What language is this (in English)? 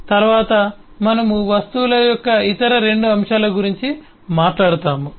Telugu